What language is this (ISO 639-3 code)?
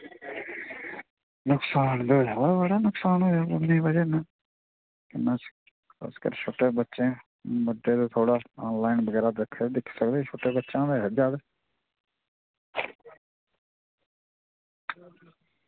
doi